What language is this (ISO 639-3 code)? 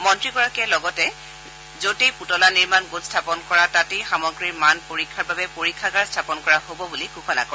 asm